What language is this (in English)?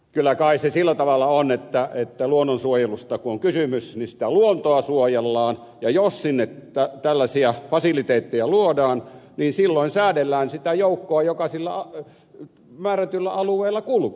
Finnish